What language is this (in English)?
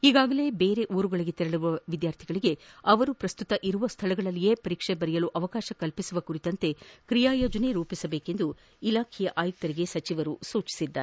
Kannada